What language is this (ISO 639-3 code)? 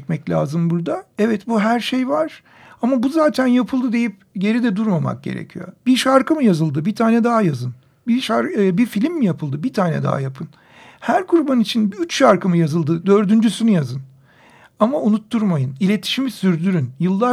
tur